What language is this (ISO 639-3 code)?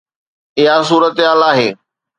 snd